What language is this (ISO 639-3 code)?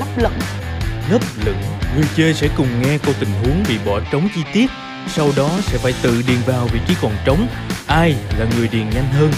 vie